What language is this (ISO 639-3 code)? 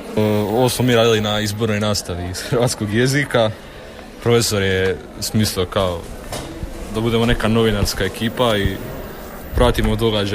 hrv